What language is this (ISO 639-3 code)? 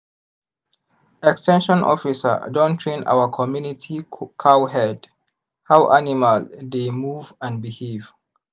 pcm